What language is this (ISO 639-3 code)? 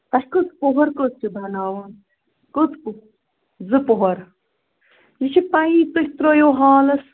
kas